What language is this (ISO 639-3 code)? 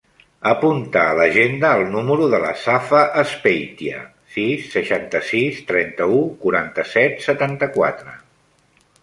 cat